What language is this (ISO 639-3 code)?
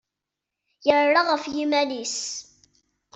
kab